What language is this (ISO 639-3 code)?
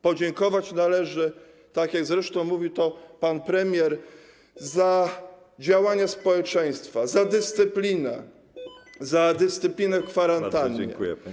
pol